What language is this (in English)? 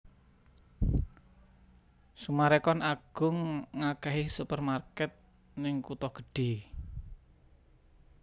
Javanese